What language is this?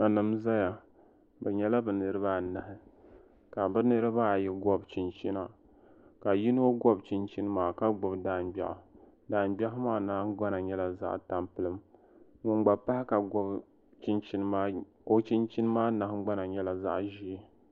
Dagbani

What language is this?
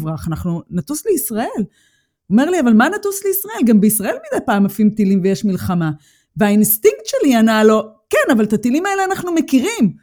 Hebrew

